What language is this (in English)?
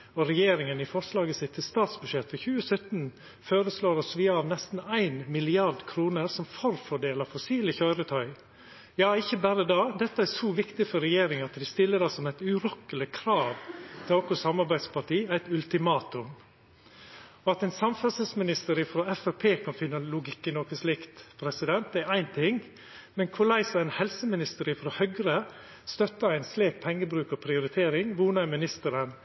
Norwegian Nynorsk